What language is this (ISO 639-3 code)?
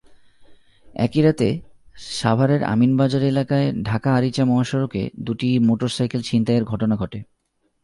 ben